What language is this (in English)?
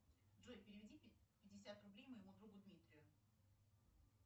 Russian